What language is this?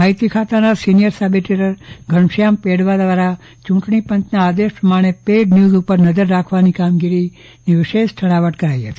Gujarati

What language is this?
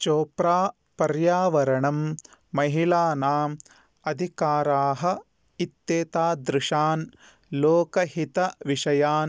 Sanskrit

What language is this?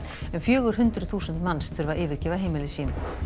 Icelandic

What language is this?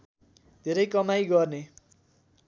Nepali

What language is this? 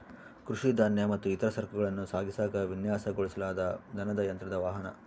Kannada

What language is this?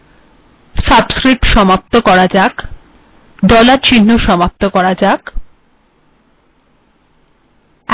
Bangla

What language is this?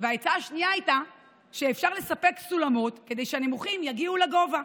Hebrew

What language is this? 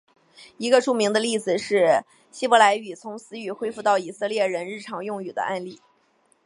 Chinese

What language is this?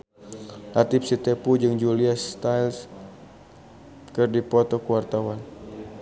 Sundanese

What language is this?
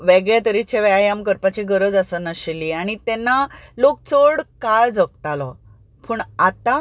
Konkani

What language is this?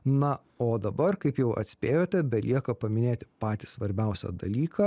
Lithuanian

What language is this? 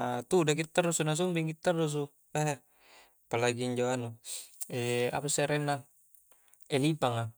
Coastal Konjo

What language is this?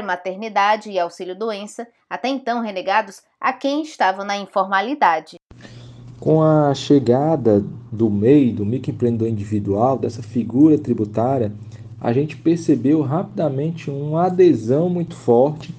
Portuguese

